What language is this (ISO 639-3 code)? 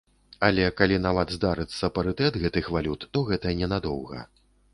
bel